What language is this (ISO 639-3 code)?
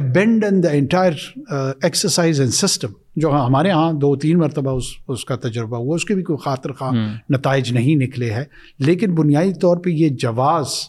urd